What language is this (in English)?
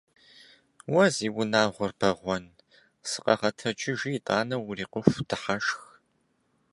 Kabardian